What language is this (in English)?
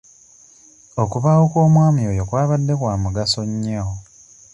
Ganda